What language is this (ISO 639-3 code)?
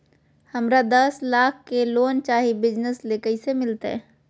mag